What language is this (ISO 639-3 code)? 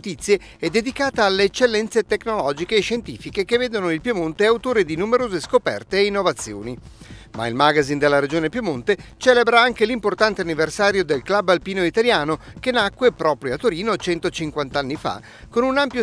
ita